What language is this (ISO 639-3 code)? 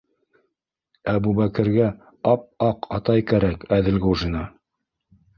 bak